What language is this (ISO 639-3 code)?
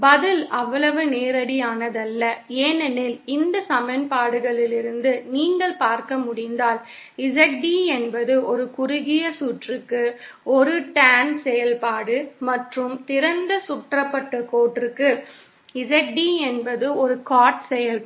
tam